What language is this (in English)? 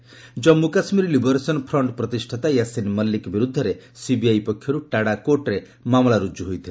Odia